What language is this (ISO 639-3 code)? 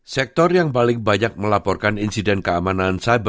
ind